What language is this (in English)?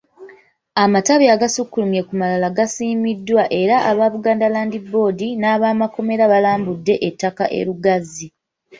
Ganda